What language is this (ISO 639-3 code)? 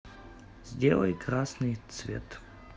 rus